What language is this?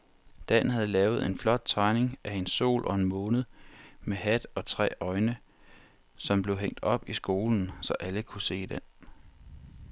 Danish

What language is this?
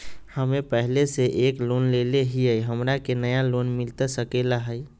Magahi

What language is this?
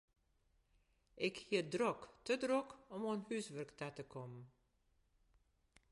Western Frisian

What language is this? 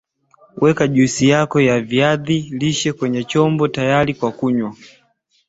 Swahili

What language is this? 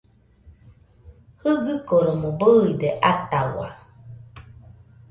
Nüpode Huitoto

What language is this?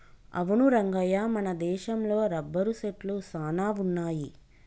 Telugu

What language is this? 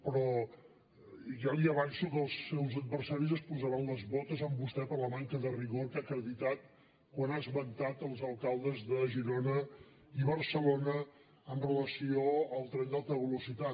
Catalan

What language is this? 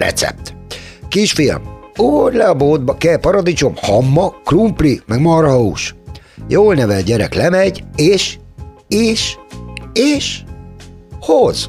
Hungarian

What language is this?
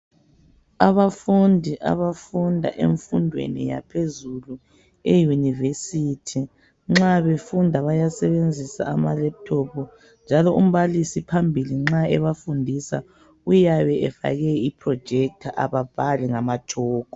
North Ndebele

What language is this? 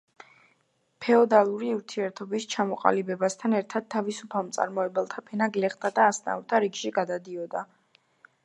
Georgian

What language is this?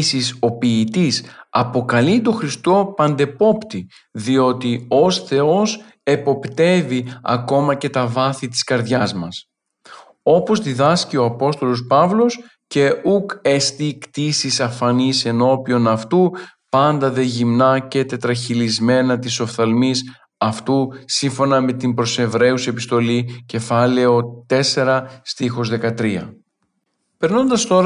Greek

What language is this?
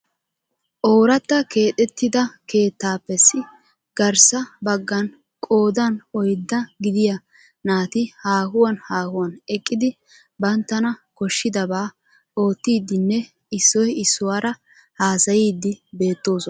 Wolaytta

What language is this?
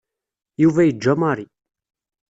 Kabyle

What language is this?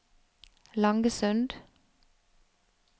Norwegian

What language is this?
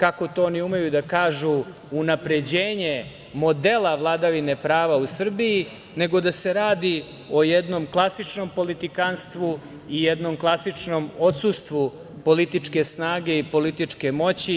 Serbian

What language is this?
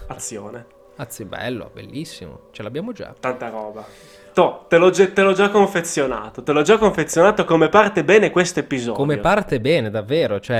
Italian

